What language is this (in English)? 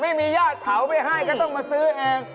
Thai